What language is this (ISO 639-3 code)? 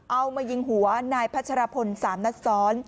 tha